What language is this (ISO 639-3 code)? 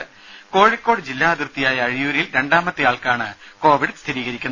mal